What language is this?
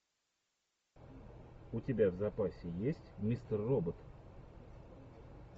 Russian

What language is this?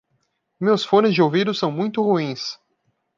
Portuguese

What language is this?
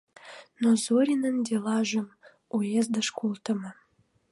Mari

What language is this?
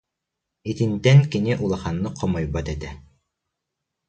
Yakut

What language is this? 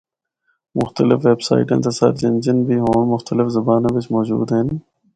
Northern Hindko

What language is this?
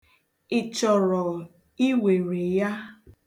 Igbo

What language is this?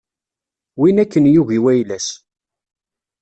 Kabyle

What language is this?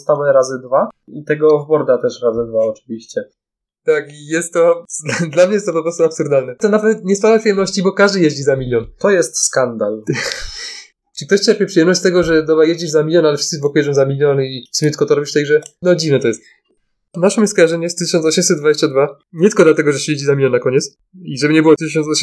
Polish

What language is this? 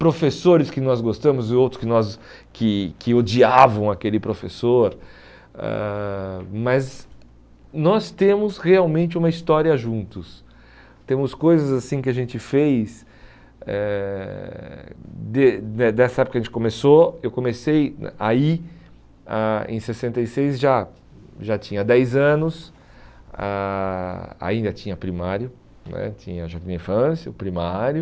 Portuguese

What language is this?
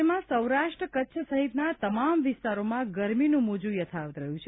Gujarati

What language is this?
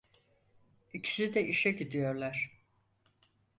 Turkish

